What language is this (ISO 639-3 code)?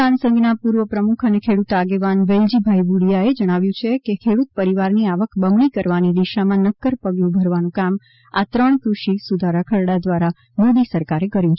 guj